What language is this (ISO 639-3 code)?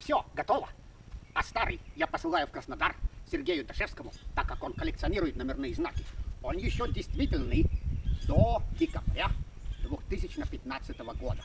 rus